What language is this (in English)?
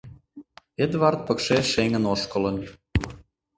Mari